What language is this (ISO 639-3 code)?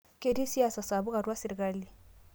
mas